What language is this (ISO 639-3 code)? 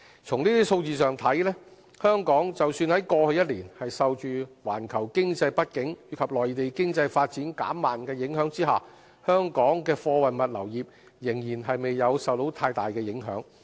yue